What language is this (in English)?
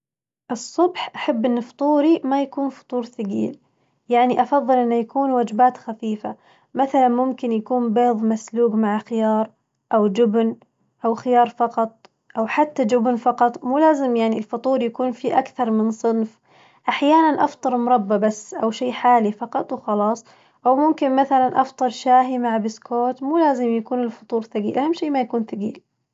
Najdi Arabic